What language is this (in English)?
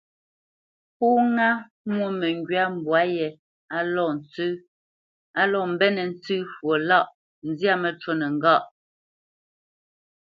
Bamenyam